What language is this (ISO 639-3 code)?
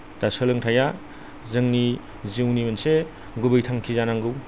brx